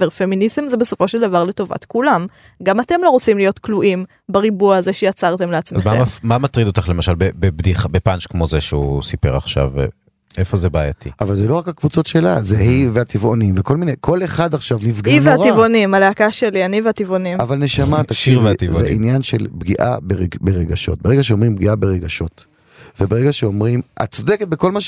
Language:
Hebrew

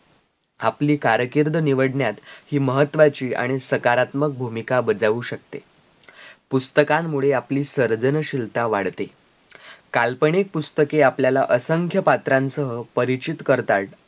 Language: Marathi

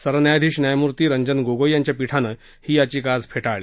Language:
Marathi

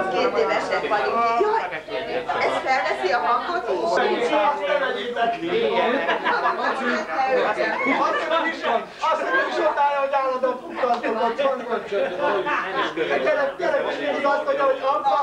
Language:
Hungarian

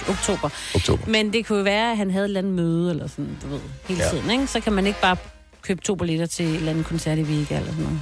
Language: Danish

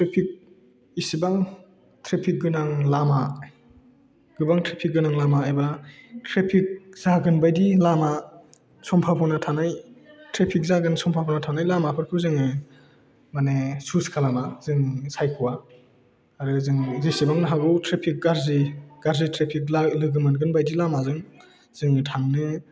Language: Bodo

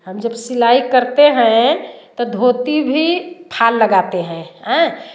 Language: Hindi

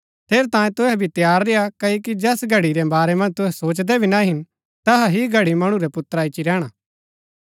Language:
Gaddi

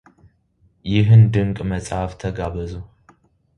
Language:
Amharic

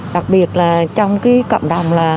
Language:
Vietnamese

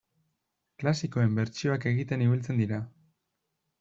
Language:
Basque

